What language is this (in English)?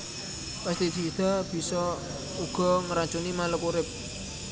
Javanese